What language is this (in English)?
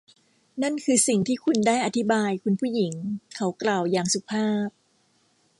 Thai